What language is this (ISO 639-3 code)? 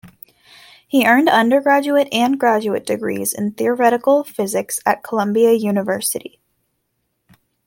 eng